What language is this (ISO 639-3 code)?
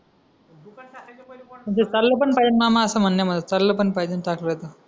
mar